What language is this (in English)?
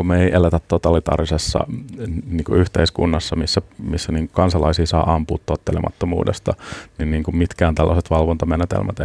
Finnish